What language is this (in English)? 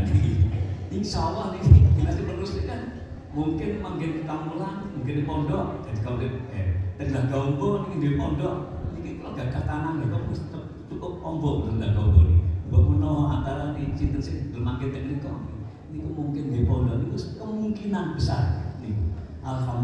Indonesian